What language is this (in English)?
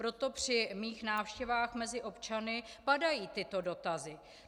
Czech